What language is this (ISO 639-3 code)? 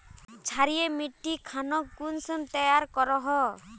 mag